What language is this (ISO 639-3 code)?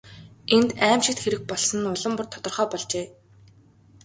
mon